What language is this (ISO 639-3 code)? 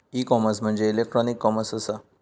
mar